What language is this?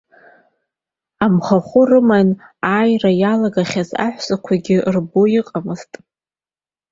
Abkhazian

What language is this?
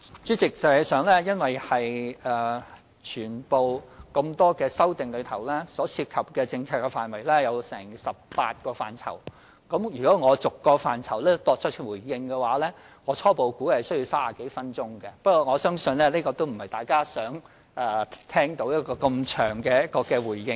Cantonese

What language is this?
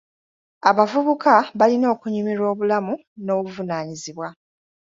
Ganda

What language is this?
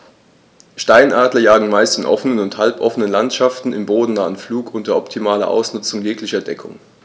German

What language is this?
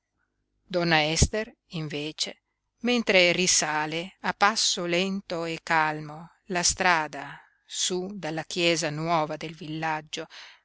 Italian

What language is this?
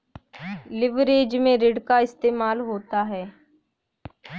Hindi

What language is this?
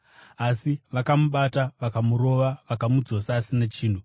Shona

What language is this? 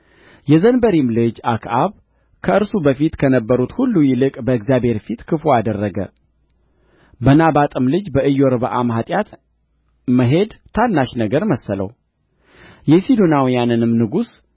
Amharic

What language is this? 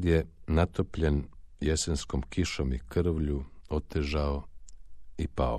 Croatian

